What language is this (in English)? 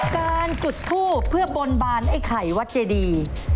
Thai